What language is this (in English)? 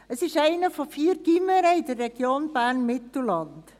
Swiss German